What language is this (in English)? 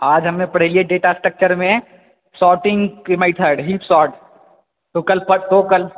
Maithili